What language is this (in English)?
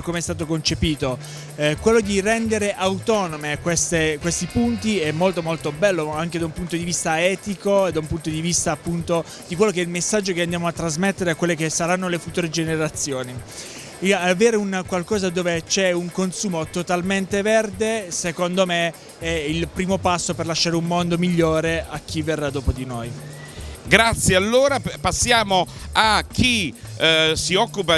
Italian